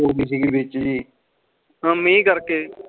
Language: Punjabi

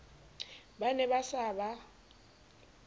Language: Southern Sotho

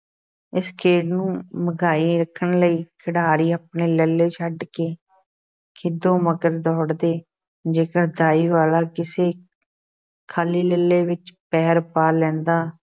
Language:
Punjabi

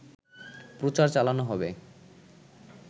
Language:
Bangla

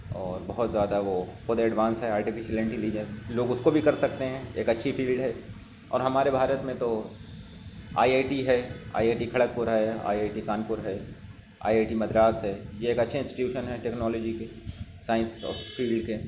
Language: Urdu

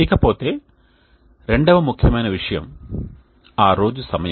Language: Telugu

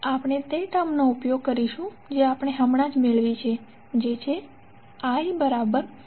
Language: Gujarati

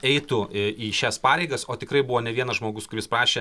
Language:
Lithuanian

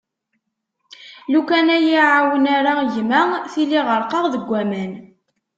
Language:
Kabyle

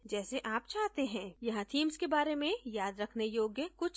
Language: Hindi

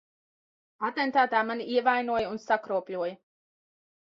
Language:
Latvian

